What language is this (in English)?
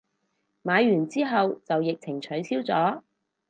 Cantonese